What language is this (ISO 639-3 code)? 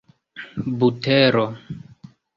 epo